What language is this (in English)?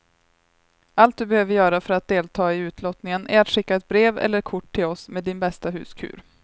Swedish